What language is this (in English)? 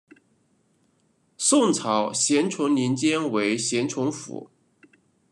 Chinese